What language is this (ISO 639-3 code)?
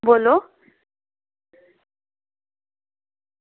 doi